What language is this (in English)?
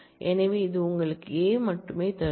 Tamil